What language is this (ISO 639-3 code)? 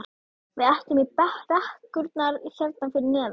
isl